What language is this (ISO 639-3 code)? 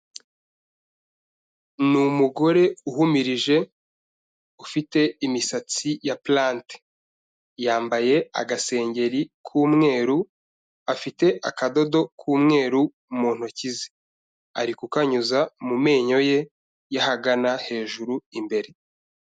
kin